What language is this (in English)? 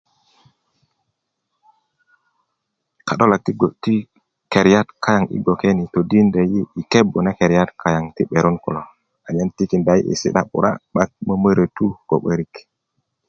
Kuku